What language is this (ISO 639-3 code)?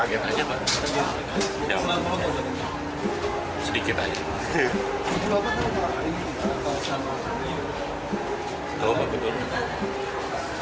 ind